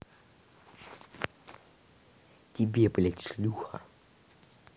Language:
Russian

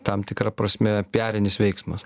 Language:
Lithuanian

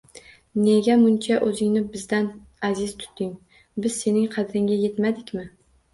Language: Uzbek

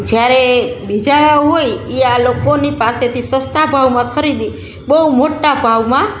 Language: Gujarati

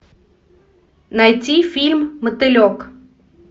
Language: Russian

